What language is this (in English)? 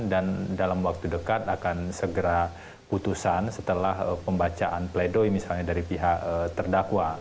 Indonesian